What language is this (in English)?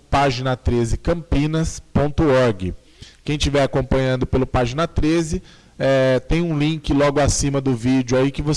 Portuguese